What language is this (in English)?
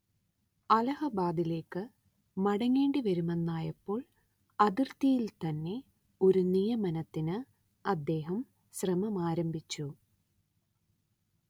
Malayalam